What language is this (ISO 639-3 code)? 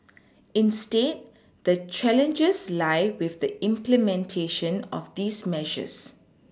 eng